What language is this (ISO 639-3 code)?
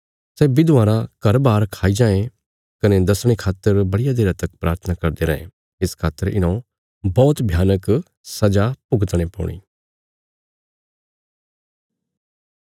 kfs